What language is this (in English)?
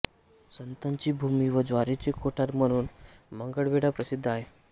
Marathi